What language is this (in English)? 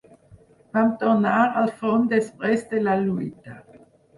Catalan